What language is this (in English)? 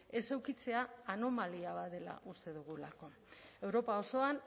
Basque